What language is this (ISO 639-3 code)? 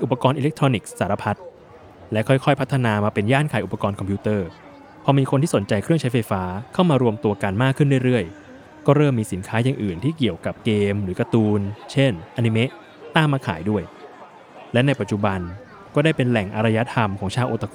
tha